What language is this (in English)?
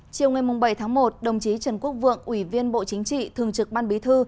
Vietnamese